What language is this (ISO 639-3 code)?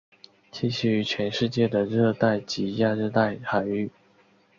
zho